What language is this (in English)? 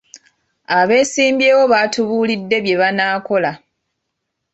Ganda